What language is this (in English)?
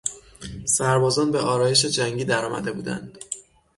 Persian